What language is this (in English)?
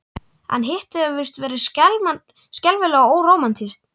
Icelandic